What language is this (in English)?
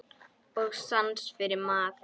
Icelandic